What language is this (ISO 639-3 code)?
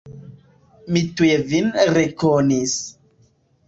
epo